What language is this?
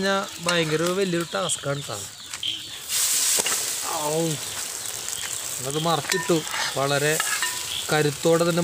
Arabic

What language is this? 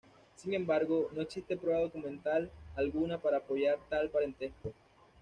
Spanish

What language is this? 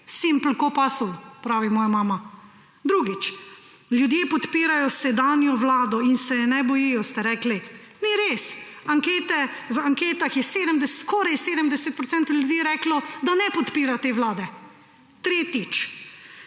Slovenian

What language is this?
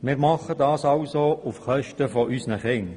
Swiss German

